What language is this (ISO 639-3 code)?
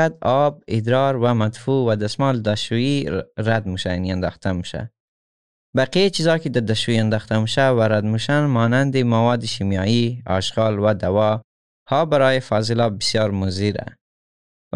fas